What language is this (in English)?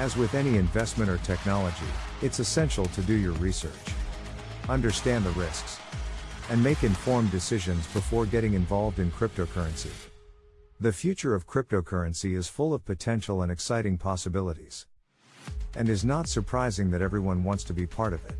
English